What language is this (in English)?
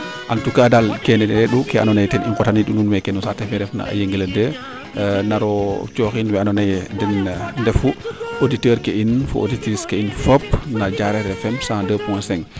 Serer